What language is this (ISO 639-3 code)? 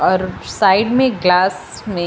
hin